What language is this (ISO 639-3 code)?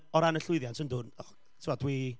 cym